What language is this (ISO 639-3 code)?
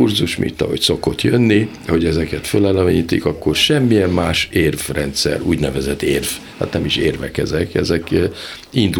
hun